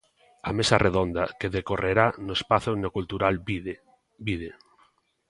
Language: Galician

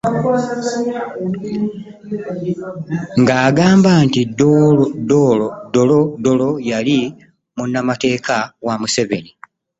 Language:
Ganda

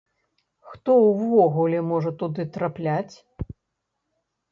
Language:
Belarusian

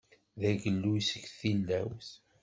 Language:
Kabyle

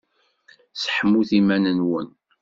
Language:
Kabyle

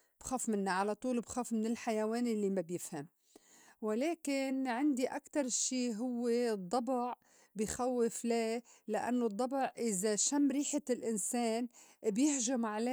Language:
North Levantine Arabic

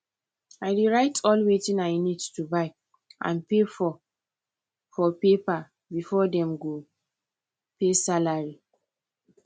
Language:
Nigerian Pidgin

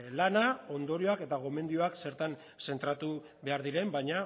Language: Basque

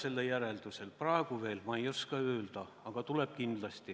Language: Estonian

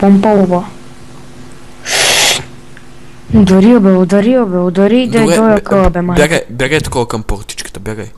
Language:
Bulgarian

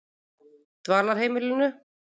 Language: Icelandic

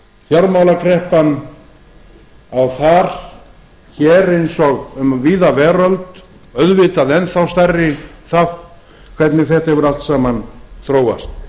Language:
Icelandic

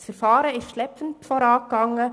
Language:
Swiss German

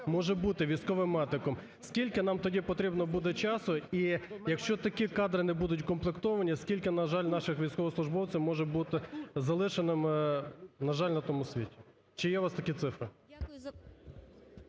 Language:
Ukrainian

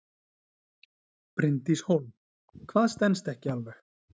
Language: Icelandic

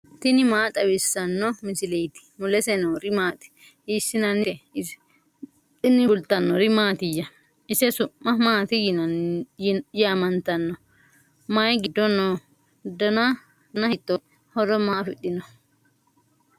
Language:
Sidamo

